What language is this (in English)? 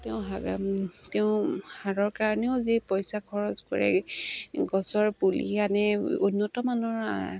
Assamese